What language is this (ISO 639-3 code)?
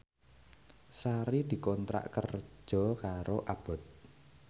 jav